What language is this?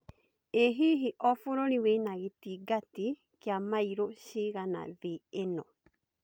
Kikuyu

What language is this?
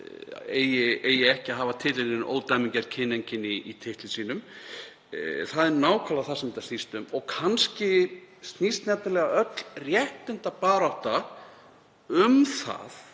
Icelandic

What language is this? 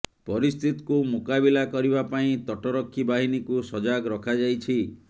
Odia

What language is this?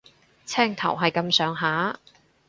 Cantonese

